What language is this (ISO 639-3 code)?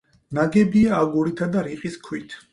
kat